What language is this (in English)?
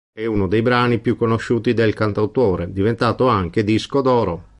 Italian